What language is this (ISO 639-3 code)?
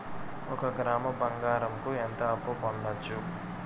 tel